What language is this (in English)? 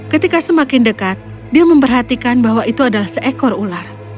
Indonesian